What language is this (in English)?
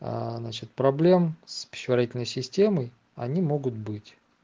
Russian